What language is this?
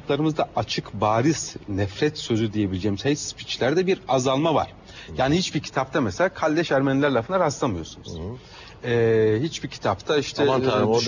Turkish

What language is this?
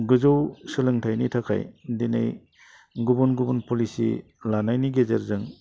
Bodo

